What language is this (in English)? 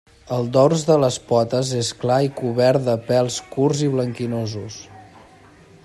Catalan